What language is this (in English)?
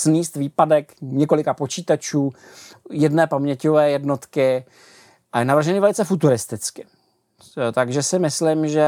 Czech